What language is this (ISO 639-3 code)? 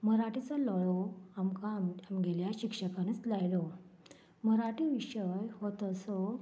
kok